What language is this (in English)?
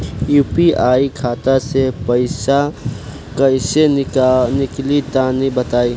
Bhojpuri